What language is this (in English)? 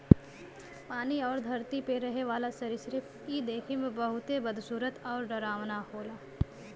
Bhojpuri